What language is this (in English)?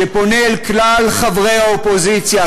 Hebrew